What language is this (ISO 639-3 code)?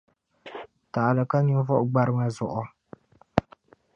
dag